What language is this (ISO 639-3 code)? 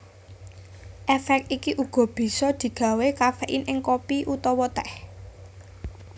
jav